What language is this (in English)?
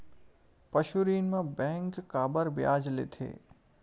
Chhattisgarhi